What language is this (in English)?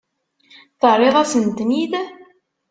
Kabyle